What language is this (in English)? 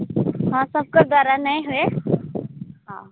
Odia